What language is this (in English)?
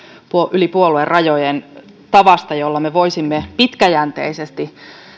Finnish